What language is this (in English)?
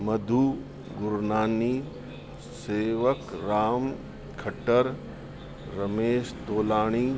Sindhi